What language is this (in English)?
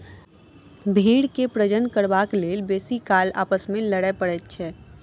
Maithili